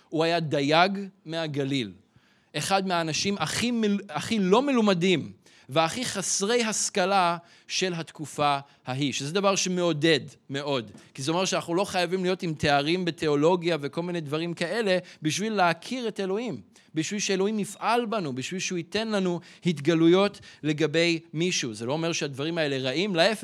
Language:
Hebrew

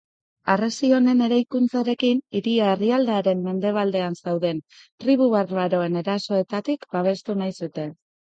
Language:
Basque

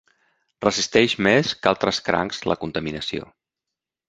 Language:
Catalan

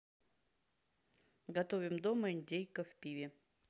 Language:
Russian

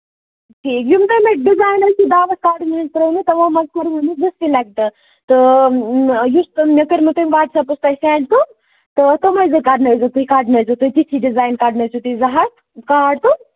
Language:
Kashmiri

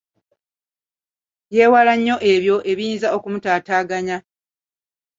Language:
Ganda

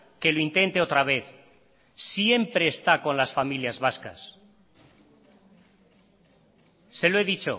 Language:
Spanish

